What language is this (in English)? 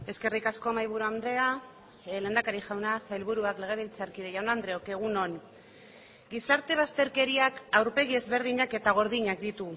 Basque